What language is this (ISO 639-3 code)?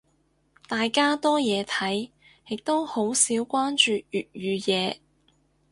yue